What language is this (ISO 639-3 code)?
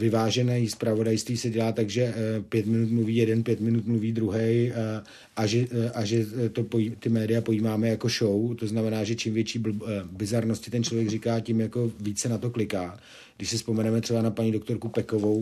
ces